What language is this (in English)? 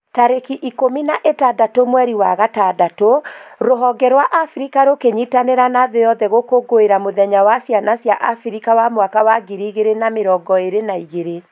Kikuyu